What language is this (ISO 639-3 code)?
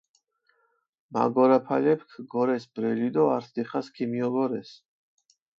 xmf